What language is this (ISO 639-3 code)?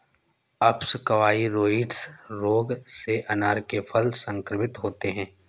hin